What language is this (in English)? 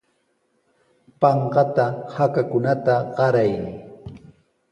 Sihuas Ancash Quechua